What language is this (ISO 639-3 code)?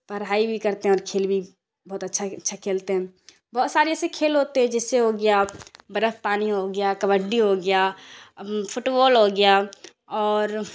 urd